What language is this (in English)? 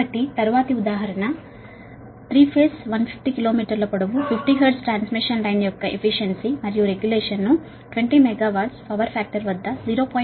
Telugu